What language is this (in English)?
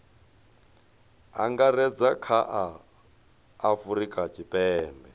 Venda